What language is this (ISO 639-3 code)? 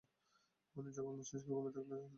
ben